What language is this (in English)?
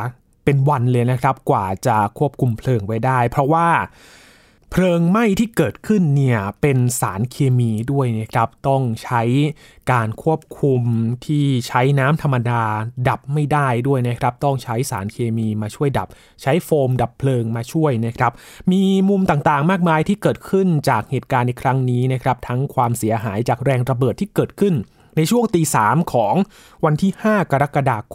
Thai